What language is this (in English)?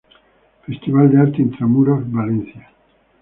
Spanish